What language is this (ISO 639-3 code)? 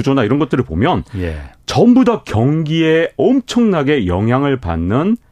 kor